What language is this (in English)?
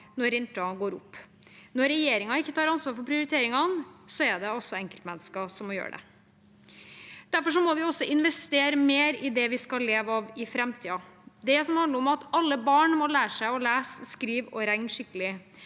Norwegian